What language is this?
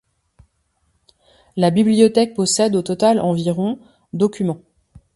French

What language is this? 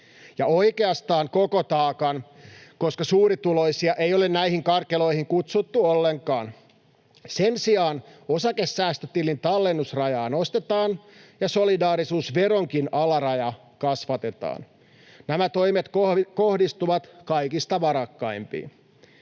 Finnish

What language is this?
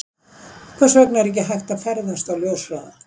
Icelandic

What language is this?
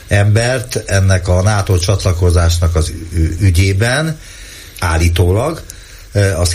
Hungarian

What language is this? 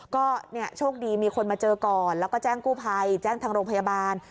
Thai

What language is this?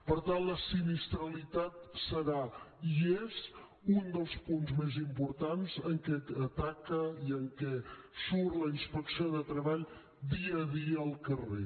Catalan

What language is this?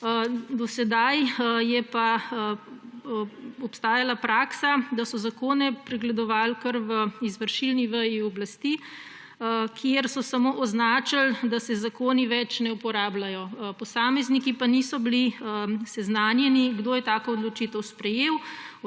Slovenian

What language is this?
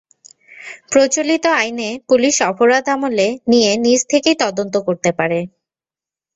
Bangla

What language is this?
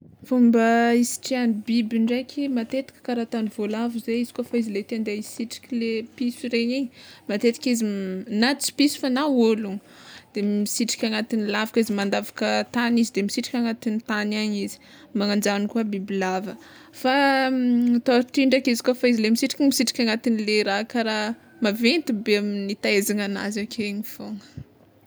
Tsimihety Malagasy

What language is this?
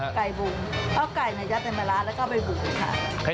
Thai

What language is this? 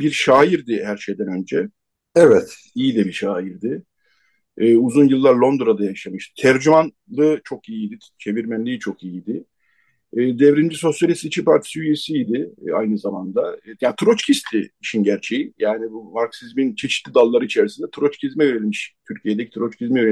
Turkish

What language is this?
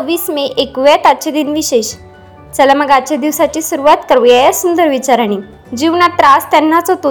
Marathi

